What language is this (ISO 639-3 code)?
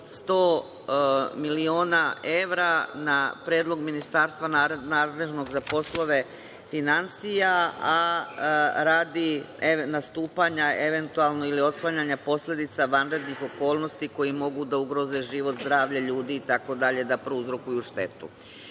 srp